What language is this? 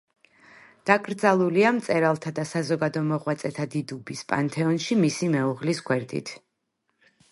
Georgian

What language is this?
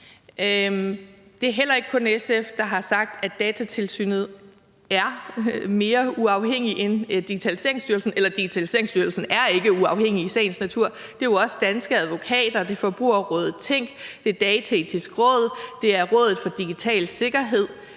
Danish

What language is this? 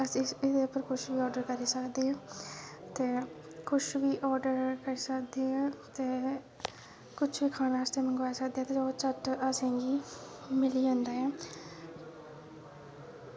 Dogri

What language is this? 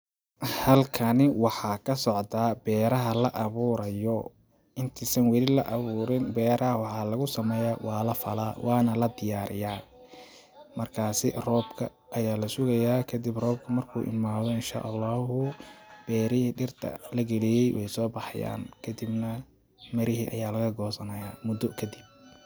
Somali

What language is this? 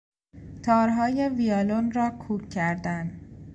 Persian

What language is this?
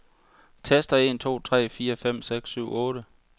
Danish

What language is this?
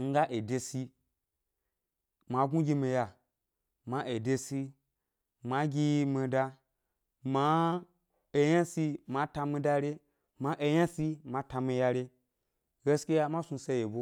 Gbari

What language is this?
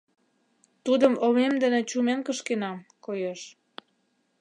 Mari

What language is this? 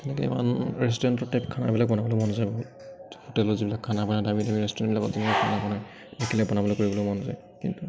Assamese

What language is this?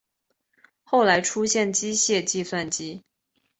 Chinese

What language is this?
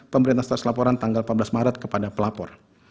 Indonesian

